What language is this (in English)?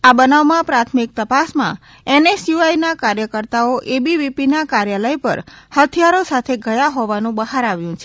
Gujarati